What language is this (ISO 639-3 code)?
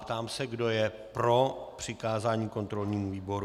ces